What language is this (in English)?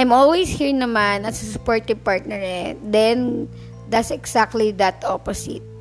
Filipino